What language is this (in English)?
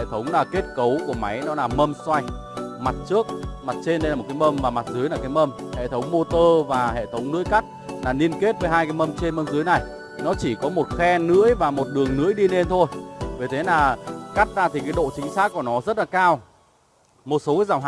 Vietnamese